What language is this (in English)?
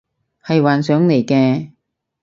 Cantonese